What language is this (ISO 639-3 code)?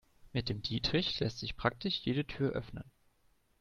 deu